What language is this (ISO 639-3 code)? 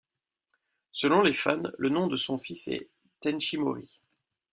fra